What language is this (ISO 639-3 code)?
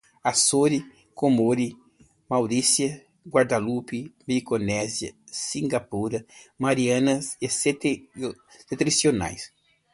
por